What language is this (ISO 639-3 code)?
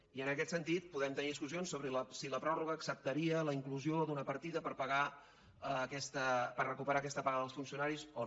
cat